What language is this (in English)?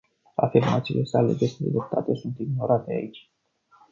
Romanian